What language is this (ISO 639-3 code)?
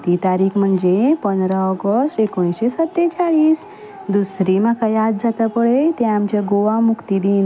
kok